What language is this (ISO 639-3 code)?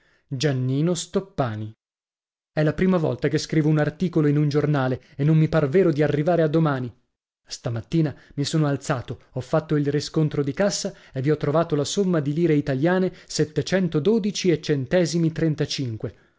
ita